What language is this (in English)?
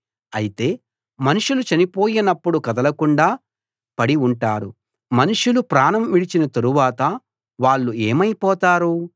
Telugu